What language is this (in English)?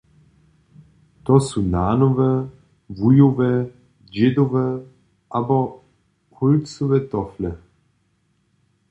Upper Sorbian